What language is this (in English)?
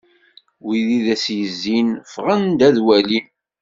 Kabyle